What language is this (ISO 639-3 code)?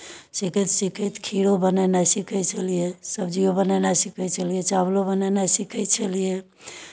mai